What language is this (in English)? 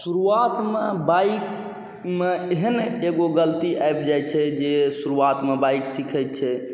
Maithili